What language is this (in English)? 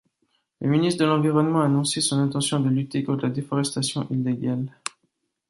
French